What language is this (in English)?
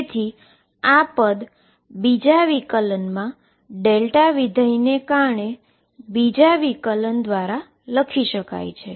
Gujarati